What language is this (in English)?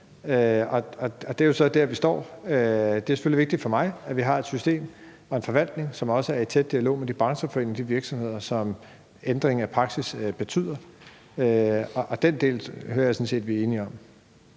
Danish